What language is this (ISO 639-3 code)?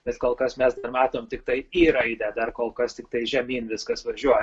lit